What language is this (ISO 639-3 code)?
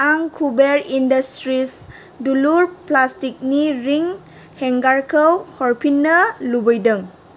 brx